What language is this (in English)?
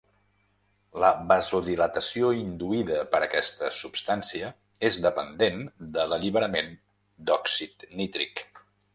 Catalan